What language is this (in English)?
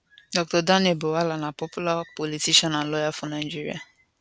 Nigerian Pidgin